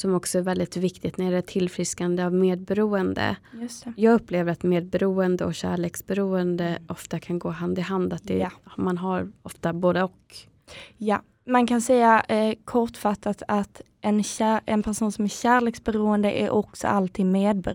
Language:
Swedish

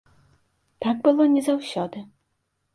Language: Belarusian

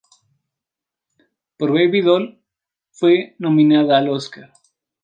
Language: Spanish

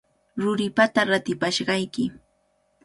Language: Cajatambo North Lima Quechua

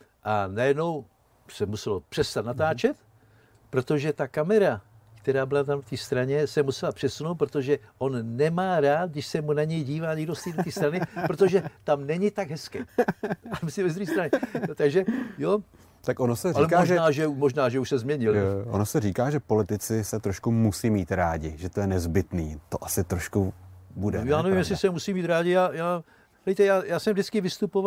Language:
Czech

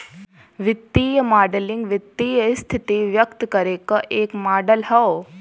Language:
Bhojpuri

